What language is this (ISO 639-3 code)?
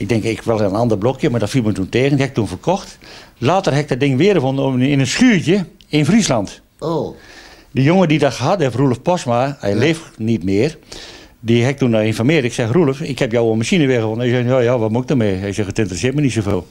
nld